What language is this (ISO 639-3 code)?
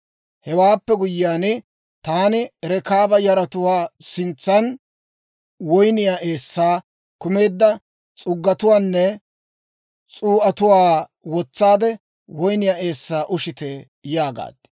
dwr